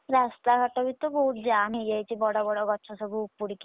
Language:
Odia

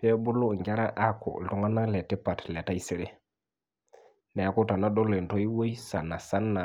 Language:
Masai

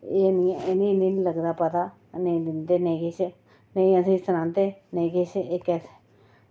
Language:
Dogri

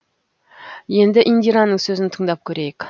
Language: Kazakh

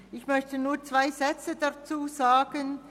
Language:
Swiss German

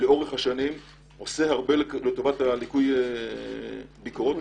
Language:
Hebrew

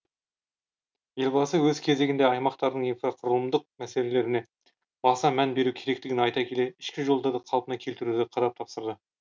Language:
Kazakh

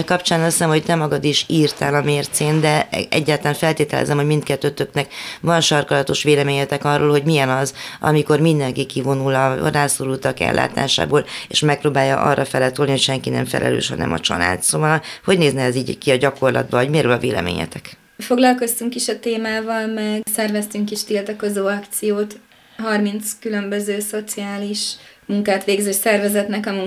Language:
Hungarian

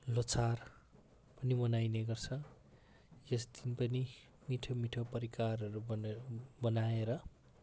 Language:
Nepali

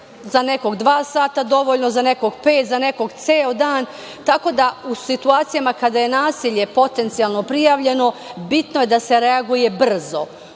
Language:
Serbian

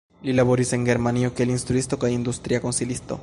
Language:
Esperanto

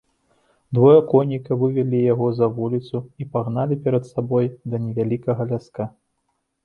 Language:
Belarusian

